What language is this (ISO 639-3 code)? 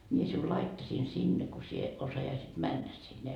fin